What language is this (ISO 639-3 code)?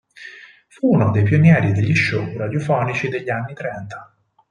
ita